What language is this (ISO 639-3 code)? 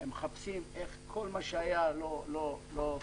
heb